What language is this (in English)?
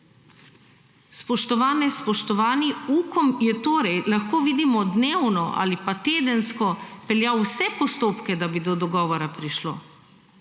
Slovenian